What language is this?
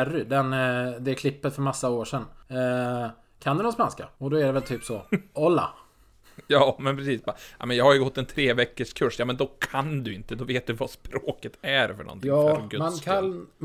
Swedish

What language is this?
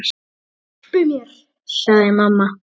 Icelandic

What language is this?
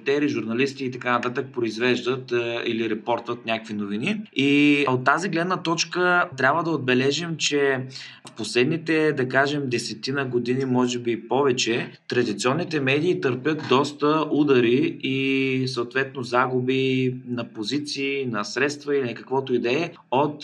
Bulgarian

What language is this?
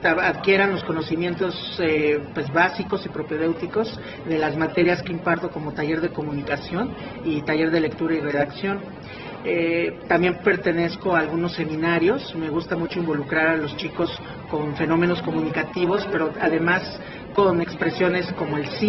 Spanish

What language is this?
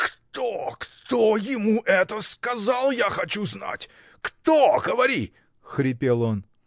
Russian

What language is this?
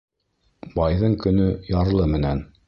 Bashkir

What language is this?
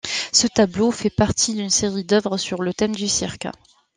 French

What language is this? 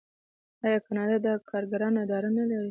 Pashto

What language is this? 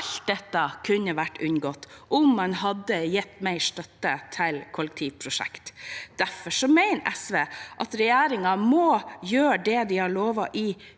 Norwegian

